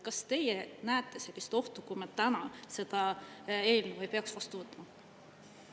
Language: Estonian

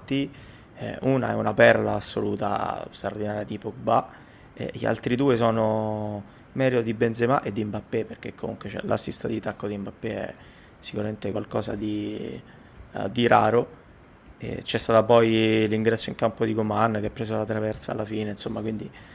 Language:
Italian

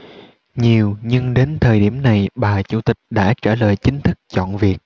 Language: Vietnamese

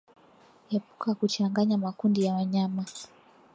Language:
Swahili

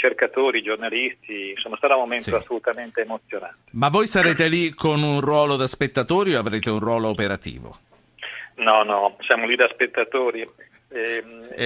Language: Italian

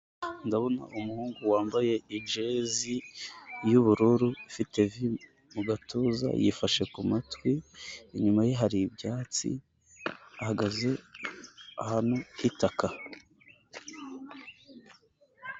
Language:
Kinyarwanda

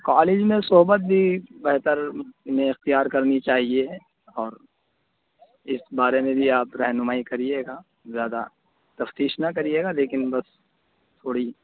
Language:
Urdu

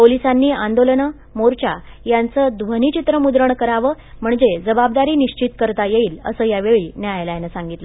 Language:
Marathi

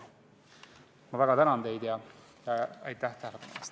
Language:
Estonian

